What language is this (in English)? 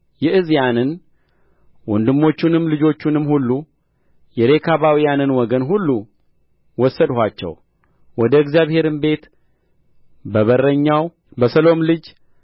Amharic